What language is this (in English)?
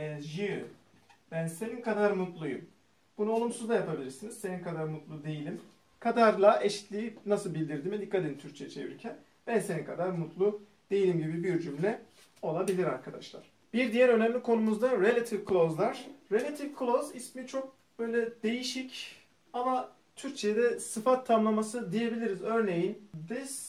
Turkish